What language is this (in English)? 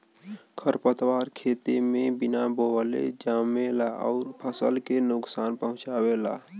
Bhojpuri